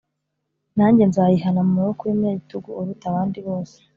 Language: Kinyarwanda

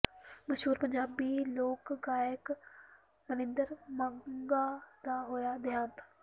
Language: Punjabi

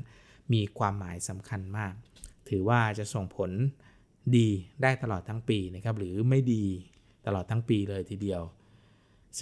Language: Thai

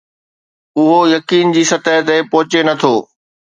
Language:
Sindhi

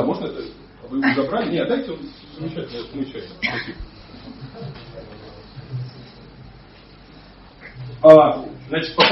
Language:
Russian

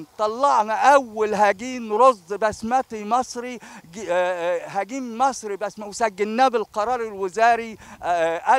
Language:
Arabic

